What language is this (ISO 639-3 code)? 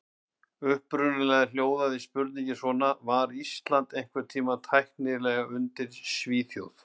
isl